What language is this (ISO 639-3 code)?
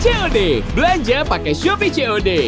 ind